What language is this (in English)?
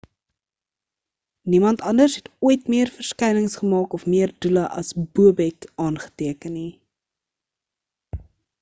Afrikaans